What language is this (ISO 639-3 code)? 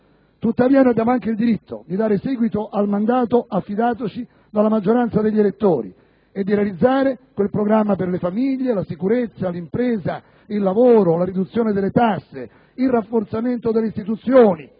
ita